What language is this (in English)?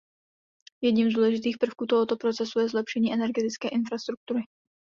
Czech